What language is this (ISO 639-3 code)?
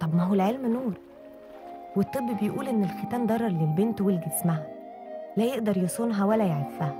ara